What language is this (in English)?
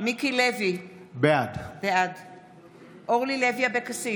Hebrew